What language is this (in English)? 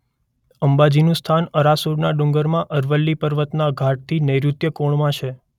Gujarati